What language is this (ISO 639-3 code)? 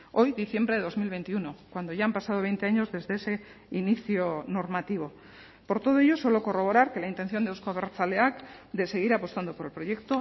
spa